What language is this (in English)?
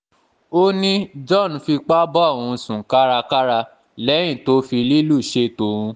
Yoruba